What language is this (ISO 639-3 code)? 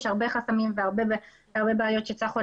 heb